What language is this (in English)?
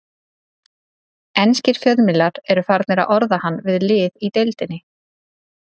Icelandic